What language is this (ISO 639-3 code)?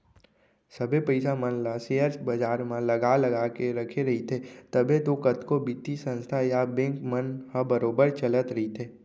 hne